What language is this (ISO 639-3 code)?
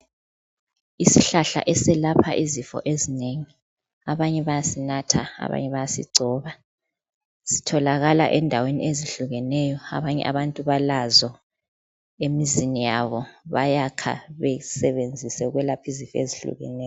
nde